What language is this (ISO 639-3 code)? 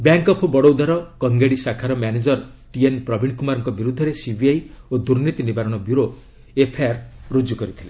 ori